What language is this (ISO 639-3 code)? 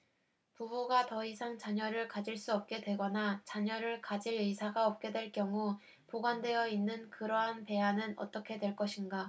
kor